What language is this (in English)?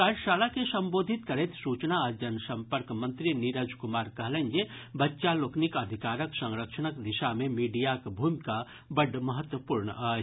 Maithili